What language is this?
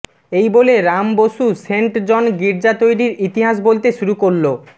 Bangla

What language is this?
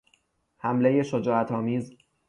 Persian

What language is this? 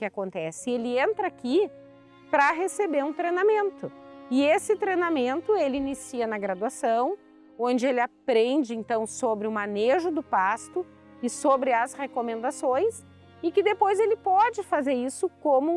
Portuguese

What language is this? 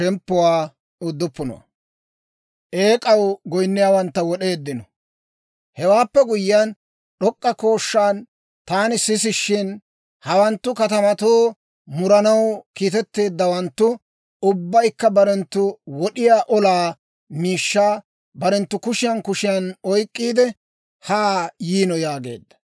Dawro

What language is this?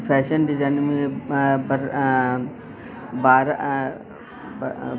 Sindhi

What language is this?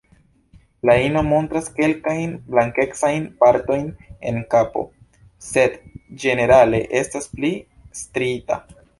Esperanto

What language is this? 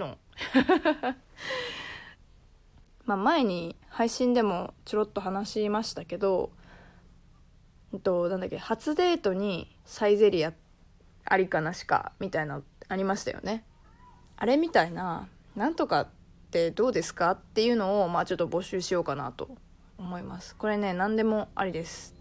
Japanese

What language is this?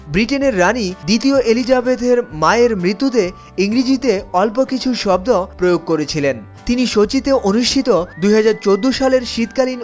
Bangla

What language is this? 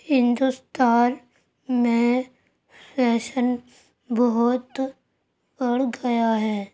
Urdu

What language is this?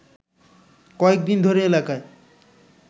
Bangla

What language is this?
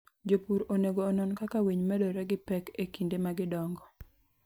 Luo (Kenya and Tanzania)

